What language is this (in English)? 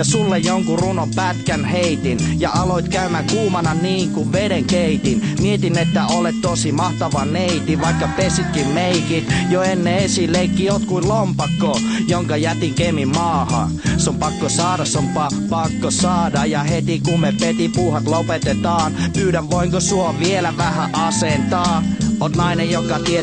Finnish